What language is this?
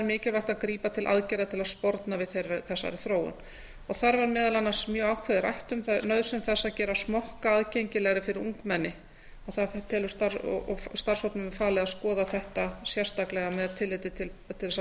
Icelandic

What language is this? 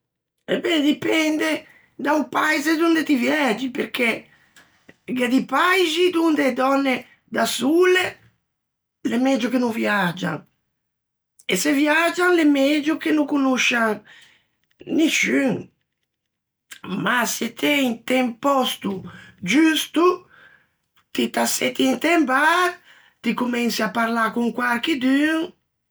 Ligurian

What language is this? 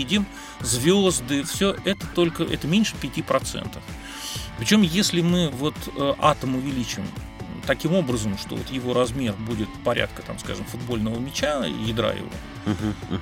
Russian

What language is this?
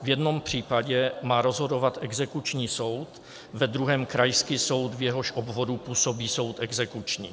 Czech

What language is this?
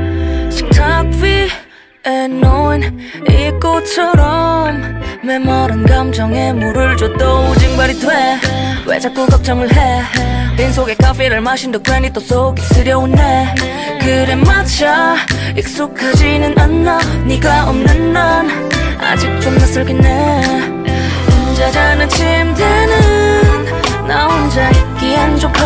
Korean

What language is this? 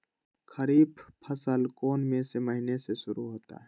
Magahi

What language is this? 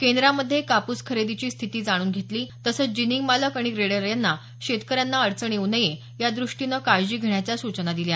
Marathi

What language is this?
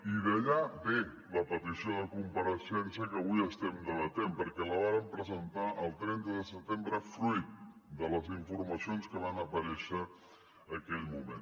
Catalan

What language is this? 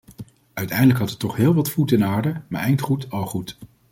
Dutch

